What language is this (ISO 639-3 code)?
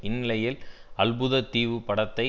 tam